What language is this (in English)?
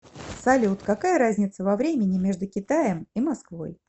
Russian